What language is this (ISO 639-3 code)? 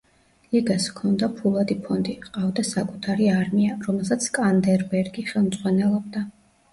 kat